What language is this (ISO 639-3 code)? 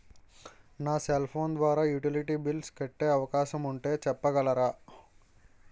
tel